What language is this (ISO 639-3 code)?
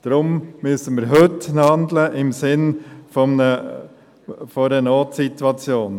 gsw